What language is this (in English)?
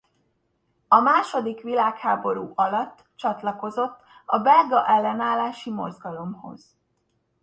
Hungarian